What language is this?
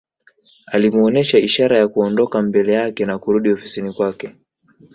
Swahili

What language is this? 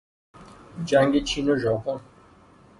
Persian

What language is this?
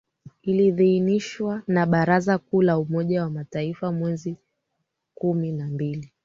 Swahili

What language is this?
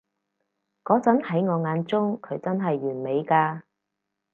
Cantonese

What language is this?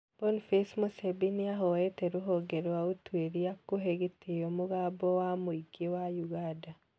Kikuyu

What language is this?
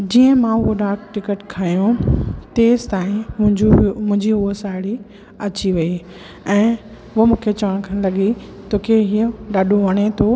Sindhi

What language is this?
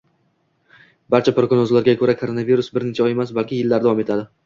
Uzbek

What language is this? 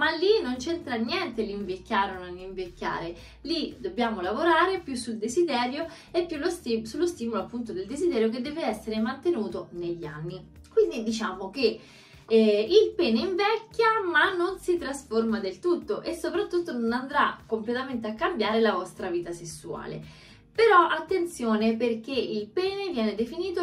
Italian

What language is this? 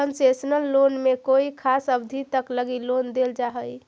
Magahi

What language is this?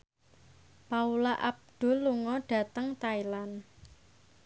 Javanese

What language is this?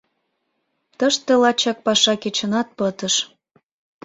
Mari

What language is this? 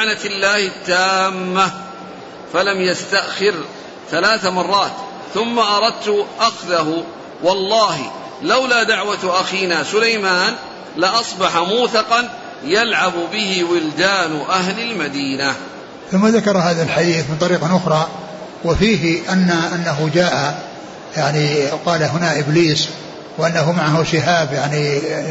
Arabic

